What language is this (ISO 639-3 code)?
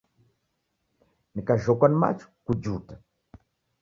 dav